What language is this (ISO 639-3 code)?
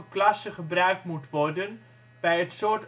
nld